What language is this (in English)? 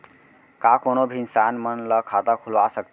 Chhattisgarhi